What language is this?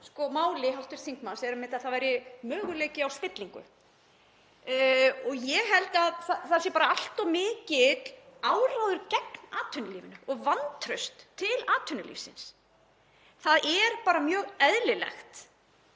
Icelandic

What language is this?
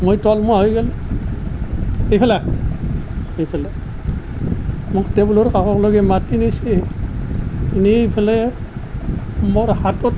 Assamese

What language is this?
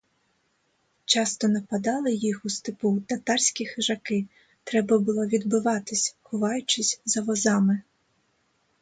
Ukrainian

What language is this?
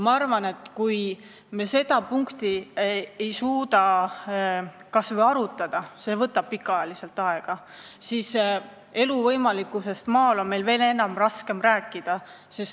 Estonian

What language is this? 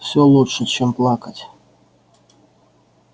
Russian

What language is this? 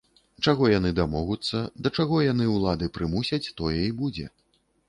Belarusian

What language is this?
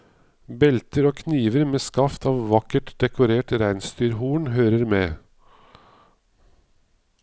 Norwegian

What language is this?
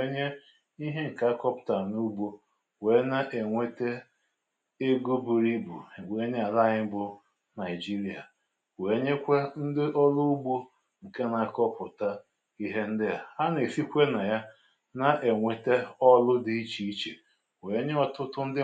Igbo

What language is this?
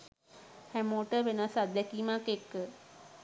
Sinhala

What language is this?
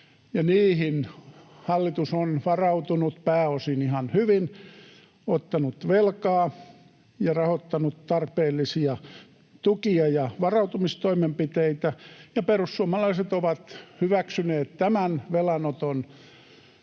Finnish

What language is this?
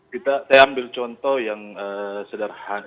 Indonesian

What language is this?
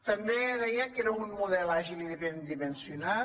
Catalan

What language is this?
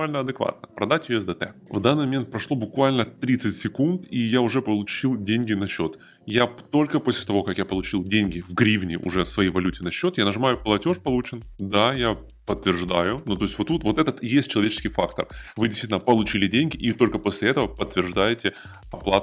Russian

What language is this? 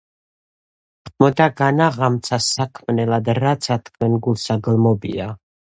Georgian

